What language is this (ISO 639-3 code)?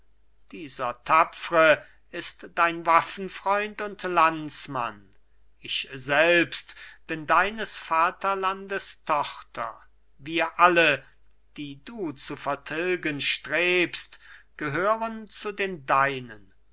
deu